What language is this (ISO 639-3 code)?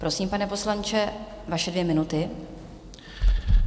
ces